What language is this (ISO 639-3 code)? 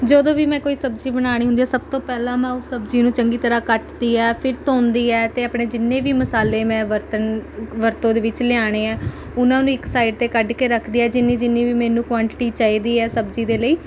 pan